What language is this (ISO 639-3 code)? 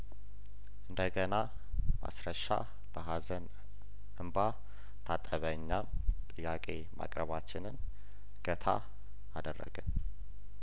amh